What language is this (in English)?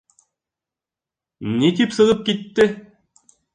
Bashkir